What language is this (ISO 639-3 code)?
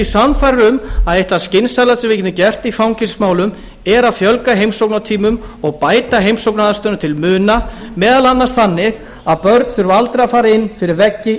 isl